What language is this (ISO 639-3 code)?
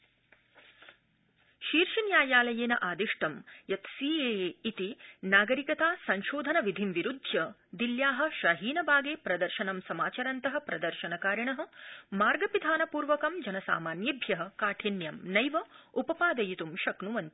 san